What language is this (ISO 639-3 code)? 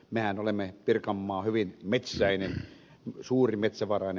fin